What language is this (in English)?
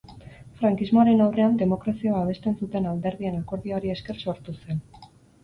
Basque